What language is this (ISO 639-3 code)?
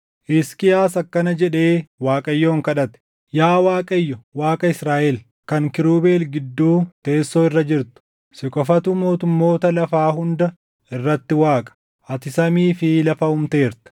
orm